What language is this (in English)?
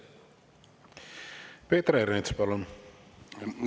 Estonian